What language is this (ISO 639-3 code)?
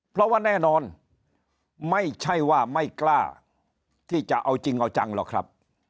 tha